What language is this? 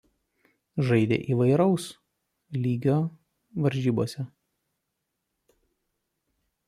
Lithuanian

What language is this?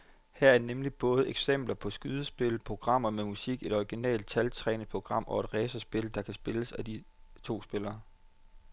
Danish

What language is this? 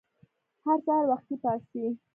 Pashto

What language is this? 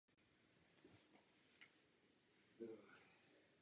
Czech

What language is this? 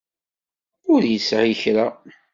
Kabyle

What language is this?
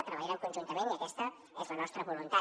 Catalan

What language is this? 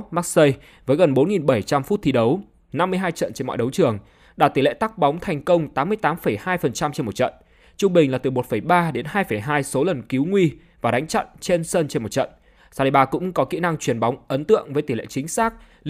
Vietnamese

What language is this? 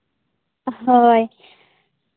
Santali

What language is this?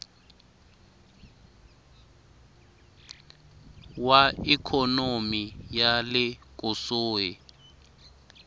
Tsonga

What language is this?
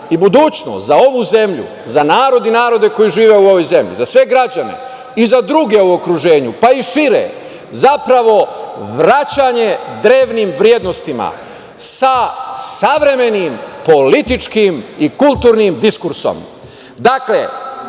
Serbian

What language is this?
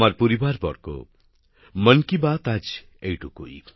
Bangla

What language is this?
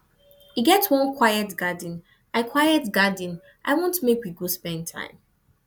Nigerian Pidgin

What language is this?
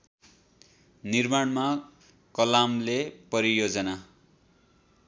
Nepali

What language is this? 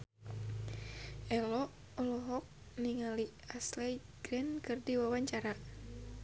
Sundanese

